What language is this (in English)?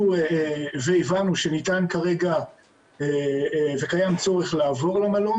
Hebrew